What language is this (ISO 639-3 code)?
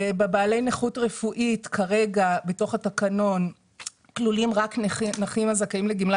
heb